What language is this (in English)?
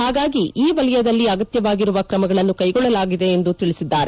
Kannada